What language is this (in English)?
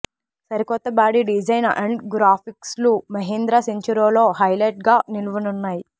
Telugu